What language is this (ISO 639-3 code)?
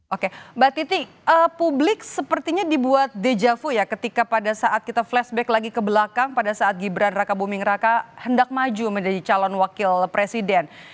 ind